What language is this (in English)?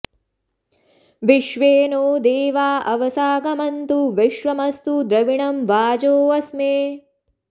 Sanskrit